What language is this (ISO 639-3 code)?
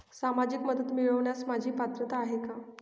mar